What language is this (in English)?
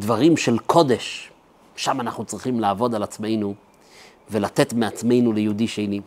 Hebrew